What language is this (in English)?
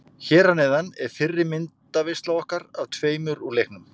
Icelandic